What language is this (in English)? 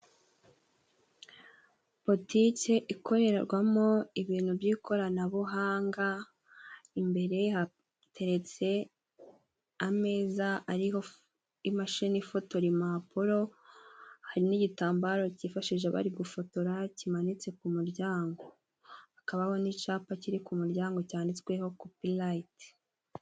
Kinyarwanda